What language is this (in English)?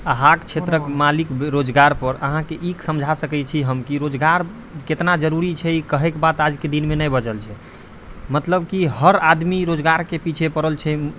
Maithili